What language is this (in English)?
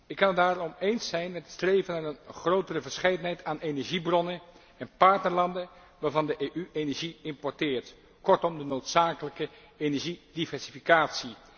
Dutch